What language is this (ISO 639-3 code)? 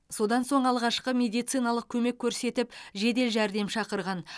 kaz